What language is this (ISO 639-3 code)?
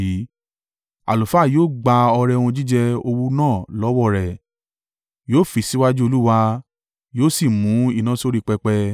yor